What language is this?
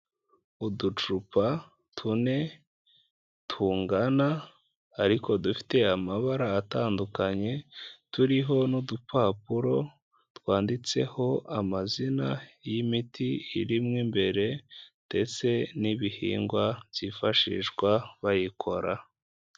Kinyarwanda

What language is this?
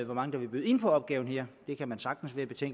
Danish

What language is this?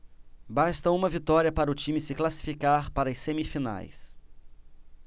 Portuguese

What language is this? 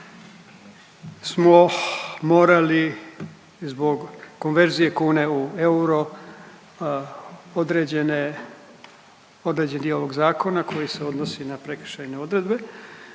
Croatian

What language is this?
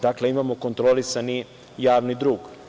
Serbian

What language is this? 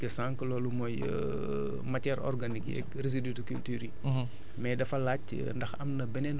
Wolof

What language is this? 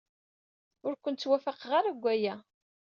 Kabyle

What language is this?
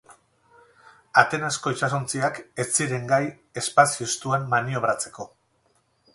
Basque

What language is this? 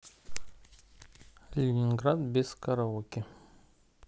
Russian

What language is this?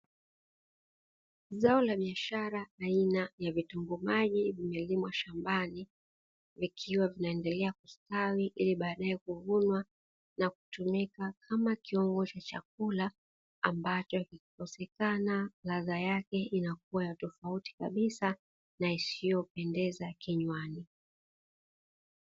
Swahili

